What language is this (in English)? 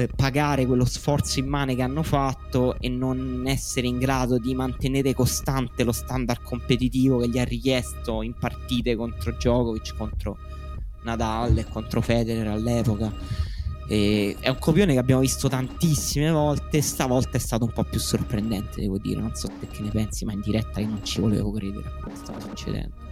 Italian